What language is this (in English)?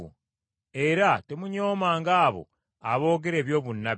Ganda